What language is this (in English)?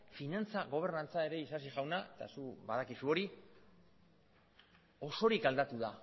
Basque